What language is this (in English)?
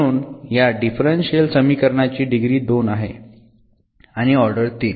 Marathi